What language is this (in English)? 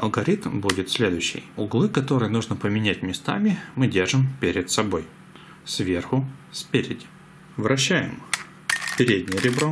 Russian